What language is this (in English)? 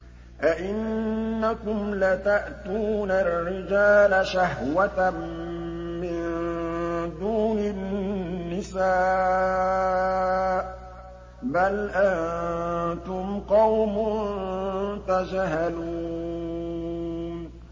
Arabic